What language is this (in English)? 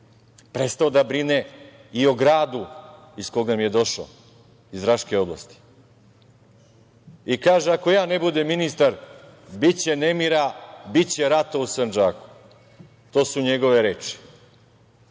Serbian